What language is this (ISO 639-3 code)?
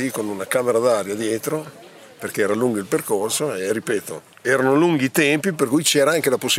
ita